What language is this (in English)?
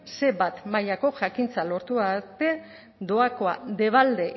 Basque